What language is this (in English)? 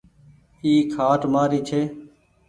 Goaria